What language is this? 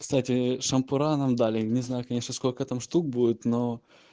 Russian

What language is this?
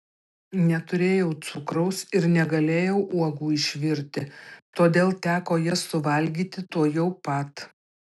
Lithuanian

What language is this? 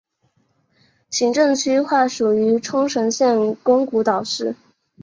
Chinese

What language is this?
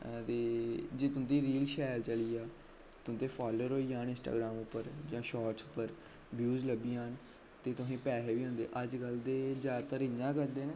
Dogri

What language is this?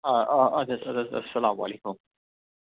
Kashmiri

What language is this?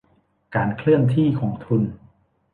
Thai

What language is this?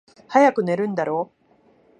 Japanese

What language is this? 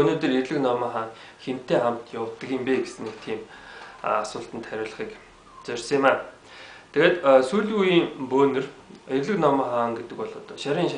Turkish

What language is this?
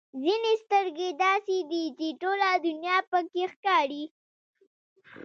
Pashto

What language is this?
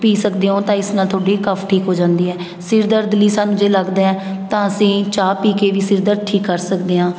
Punjabi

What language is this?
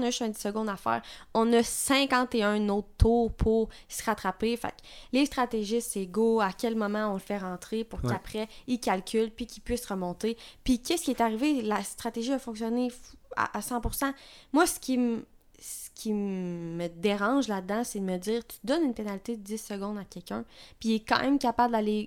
French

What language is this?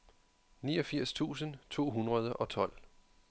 Danish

